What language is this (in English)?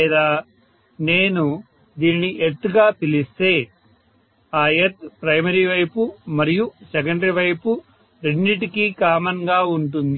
Telugu